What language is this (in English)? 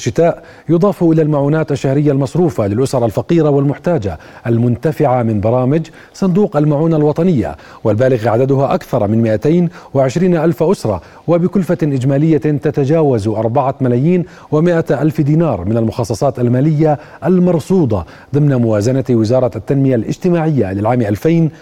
Arabic